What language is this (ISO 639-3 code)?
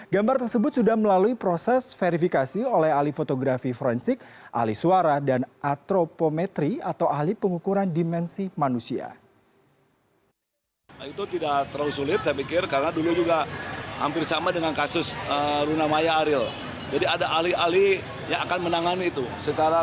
ind